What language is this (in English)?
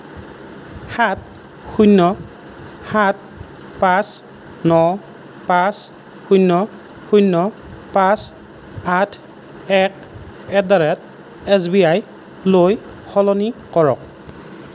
Assamese